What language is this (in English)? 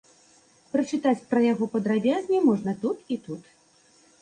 Belarusian